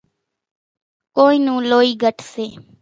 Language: Kachi Koli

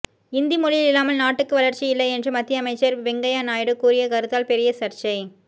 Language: Tamil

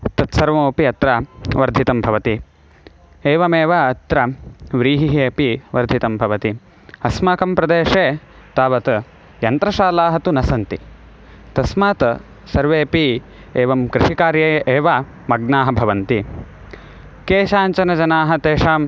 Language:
Sanskrit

